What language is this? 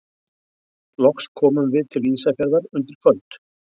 Icelandic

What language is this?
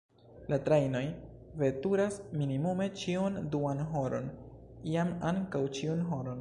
Esperanto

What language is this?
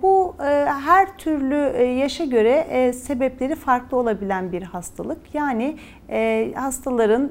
Turkish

